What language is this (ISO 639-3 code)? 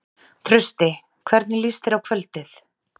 isl